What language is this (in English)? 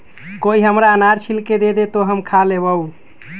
Magahi